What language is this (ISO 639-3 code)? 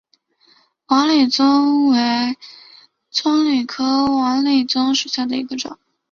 zho